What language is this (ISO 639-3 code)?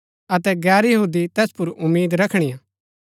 gbk